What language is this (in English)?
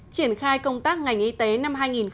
Vietnamese